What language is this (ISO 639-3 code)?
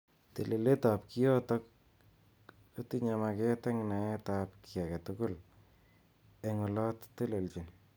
kln